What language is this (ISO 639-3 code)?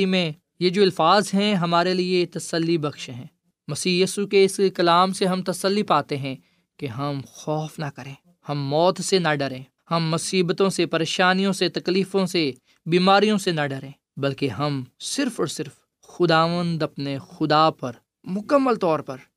urd